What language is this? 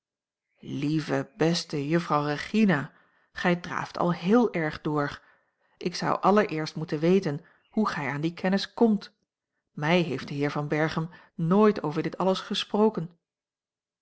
Dutch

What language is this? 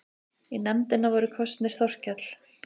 Icelandic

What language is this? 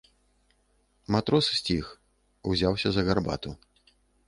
Belarusian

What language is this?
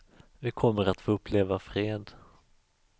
Swedish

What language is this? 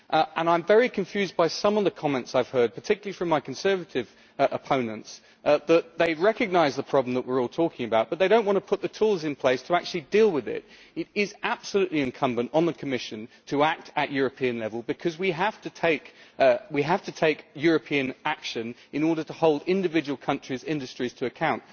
English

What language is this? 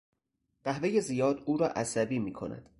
Persian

